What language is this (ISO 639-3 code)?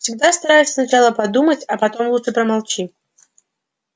rus